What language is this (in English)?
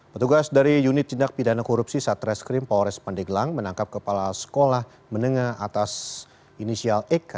Indonesian